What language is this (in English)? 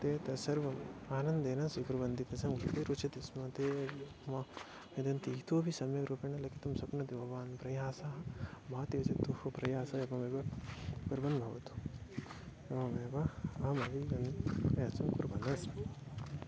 Sanskrit